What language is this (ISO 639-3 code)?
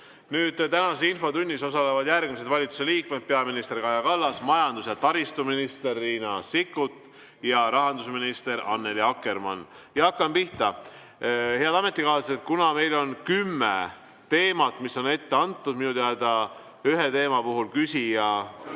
est